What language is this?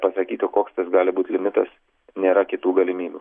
Lithuanian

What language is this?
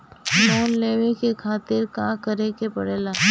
Bhojpuri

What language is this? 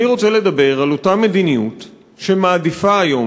Hebrew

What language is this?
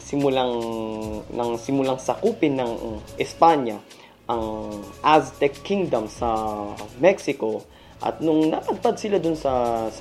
Filipino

